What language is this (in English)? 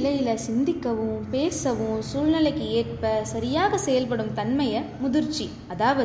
Tamil